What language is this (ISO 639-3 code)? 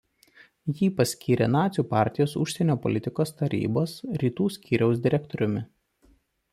lit